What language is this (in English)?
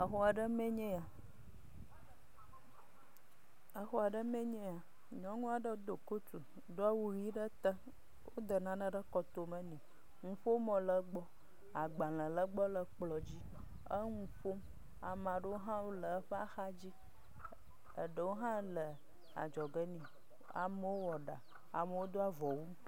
Ewe